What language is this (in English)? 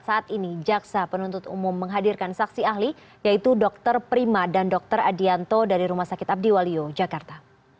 Indonesian